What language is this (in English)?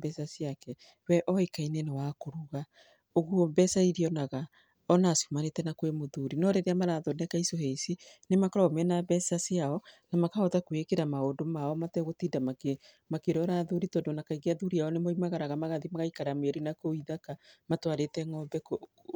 Kikuyu